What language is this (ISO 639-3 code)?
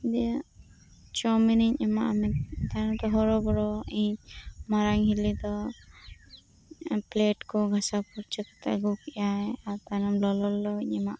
sat